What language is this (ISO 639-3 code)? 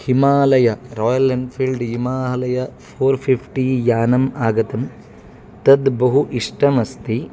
san